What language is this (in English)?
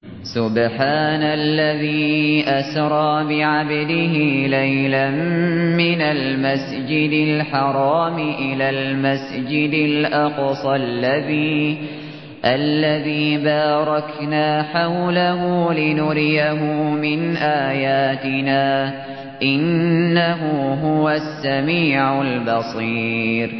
Arabic